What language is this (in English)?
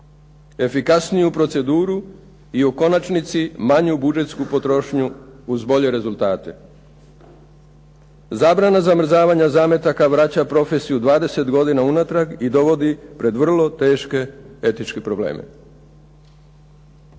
Croatian